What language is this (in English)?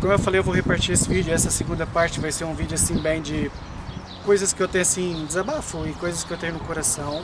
Portuguese